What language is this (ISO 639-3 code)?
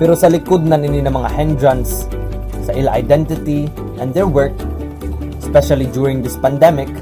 fil